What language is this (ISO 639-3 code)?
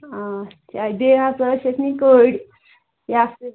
kas